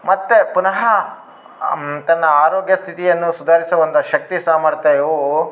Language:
Kannada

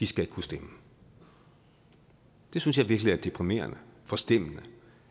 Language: Danish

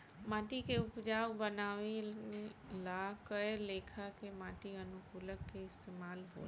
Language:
Bhojpuri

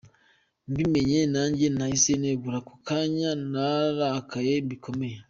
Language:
Kinyarwanda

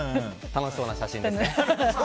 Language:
Japanese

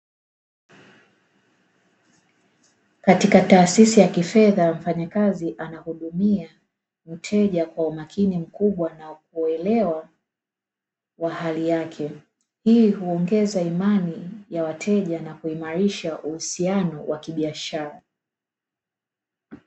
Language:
Swahili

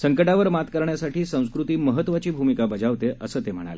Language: Marathi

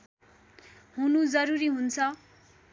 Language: Nepali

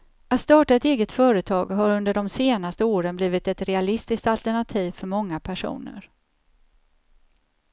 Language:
Swedish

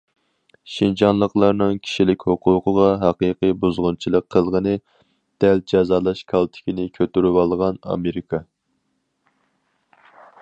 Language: Uyghur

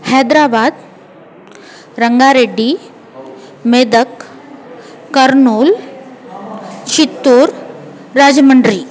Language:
Sanskrit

